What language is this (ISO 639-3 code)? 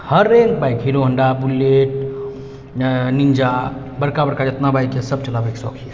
mai